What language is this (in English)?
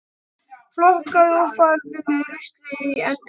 Icelandic